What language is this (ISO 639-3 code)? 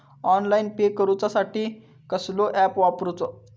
mar